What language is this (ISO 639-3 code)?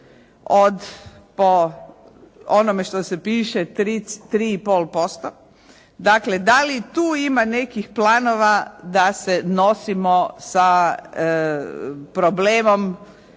hrv